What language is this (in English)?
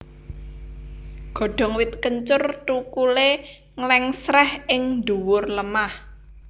Javanese